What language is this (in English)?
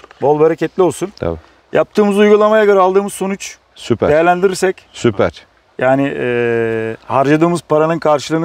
Turkish